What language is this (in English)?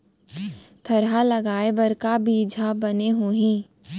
Chhattisgarhi